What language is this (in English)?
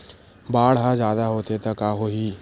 Chhattisgarhi